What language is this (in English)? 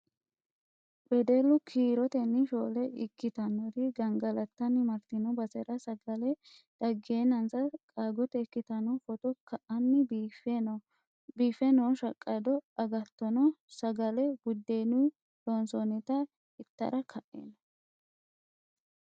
Sidamo